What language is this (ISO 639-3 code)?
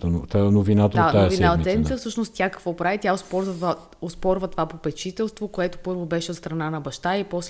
bul